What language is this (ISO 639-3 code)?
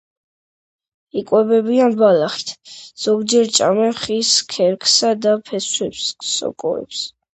kat